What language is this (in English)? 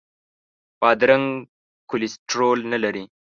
Pashto